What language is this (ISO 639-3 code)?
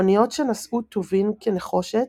heb